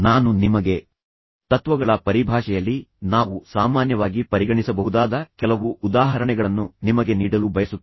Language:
Kannada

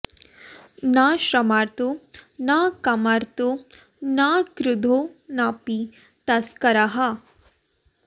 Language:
Sanskrit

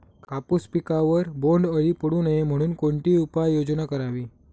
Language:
Marathi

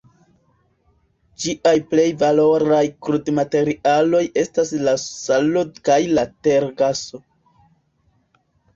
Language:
Esperanto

